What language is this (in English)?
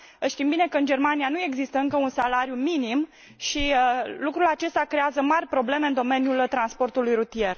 Romanian